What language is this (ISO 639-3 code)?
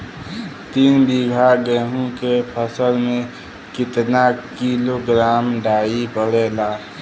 bho